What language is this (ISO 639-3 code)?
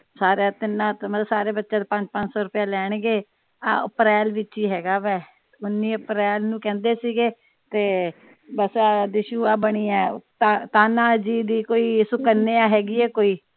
pan